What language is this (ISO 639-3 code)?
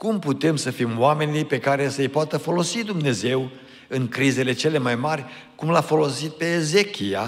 ron